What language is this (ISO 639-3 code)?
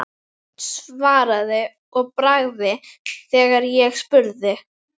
isl